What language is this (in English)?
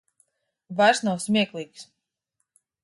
Latvian